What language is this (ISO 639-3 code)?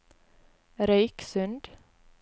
nor